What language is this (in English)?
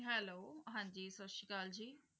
Punjabi